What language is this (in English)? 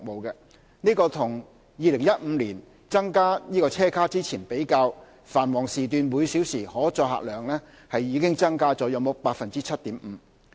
Cantonese